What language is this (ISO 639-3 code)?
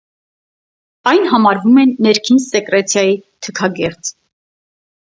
hye